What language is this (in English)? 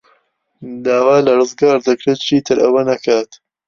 Central Kurdish